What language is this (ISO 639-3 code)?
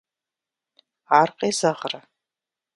kbd